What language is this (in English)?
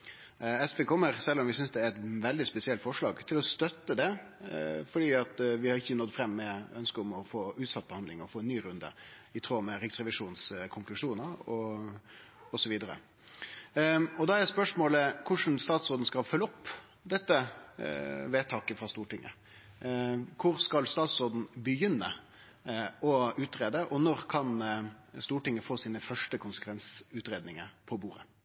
Norwegian Nynorsk